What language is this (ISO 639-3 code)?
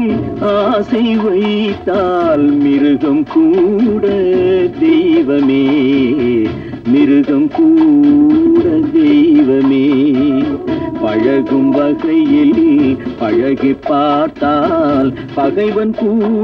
tam